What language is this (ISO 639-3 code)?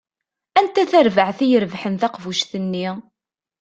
kab